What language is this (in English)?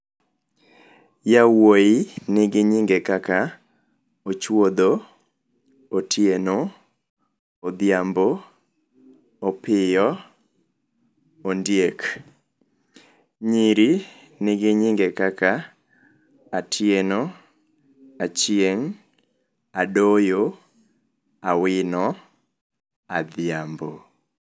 Luo (Kenya and Tanzania)